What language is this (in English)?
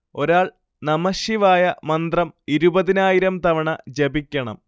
Malayalam